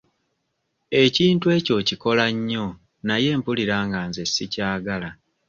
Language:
Ganda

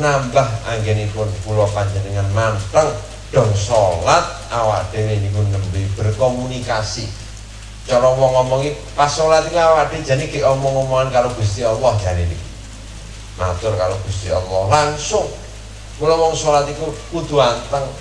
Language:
Indonesian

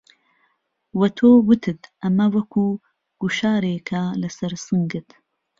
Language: Central Kurdish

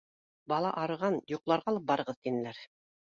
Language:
Bashkir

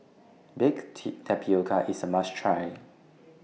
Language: English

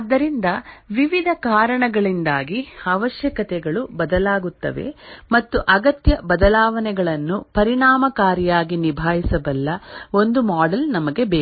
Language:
Kannada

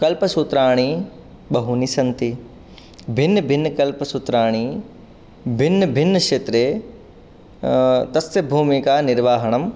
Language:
Sanskrit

